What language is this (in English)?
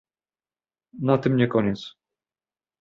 Polish